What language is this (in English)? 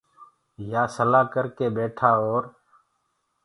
Gurgula